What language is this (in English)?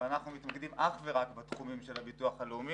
Hebrew